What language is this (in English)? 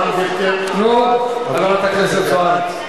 Hebrew